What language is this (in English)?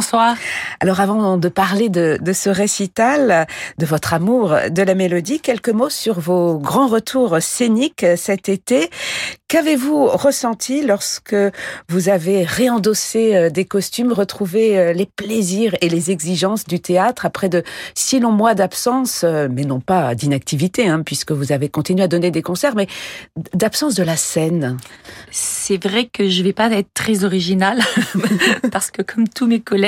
French